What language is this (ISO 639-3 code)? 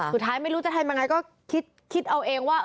tha